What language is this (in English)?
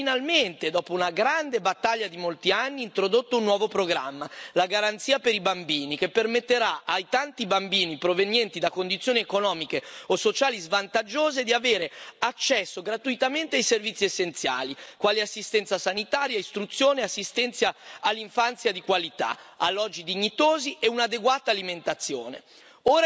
Italian